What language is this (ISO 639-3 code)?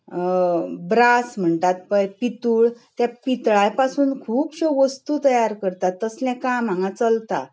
kok